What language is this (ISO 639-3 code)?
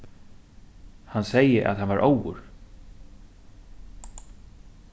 fao